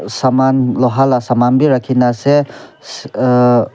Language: Naga Pidgin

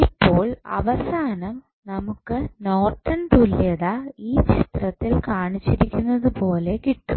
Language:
Malayalam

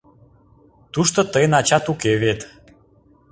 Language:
Mari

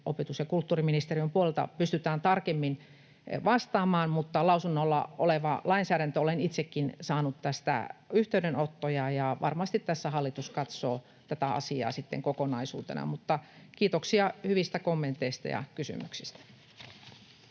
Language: Finnish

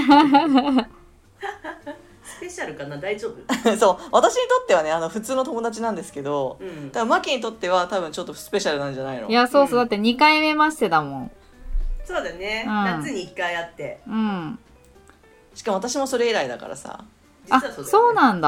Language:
Japanese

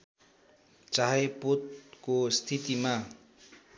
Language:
Nepali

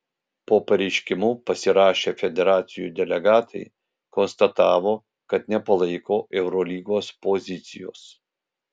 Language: Lithuanian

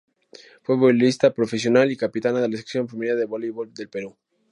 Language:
Spanish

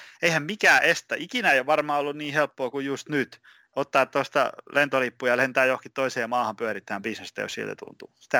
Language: Finnish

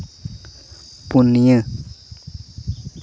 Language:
Santali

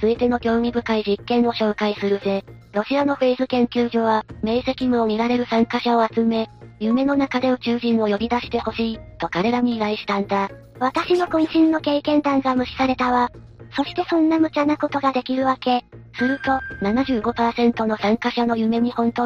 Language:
Japanese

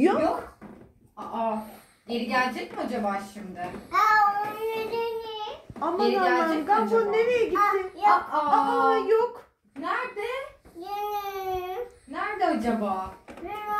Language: Turkish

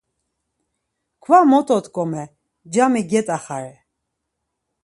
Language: Laz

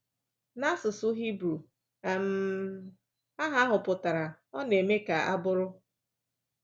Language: Igbo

